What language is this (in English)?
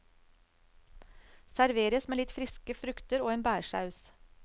Norwegian